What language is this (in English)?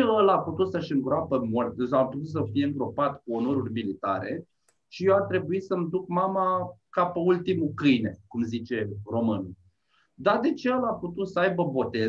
Romanian